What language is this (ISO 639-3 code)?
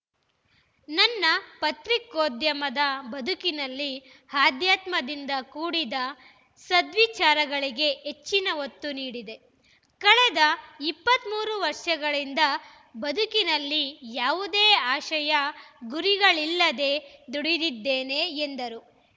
kan